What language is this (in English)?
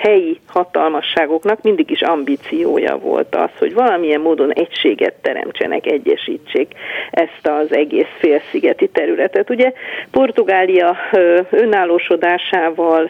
Hungarian